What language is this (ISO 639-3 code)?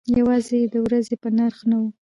pus